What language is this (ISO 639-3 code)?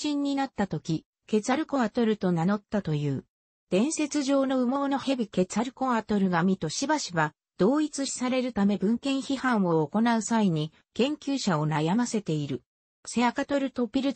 jpn